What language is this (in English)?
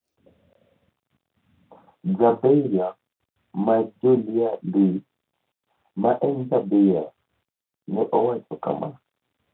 Luo (Kenya and Tanzania)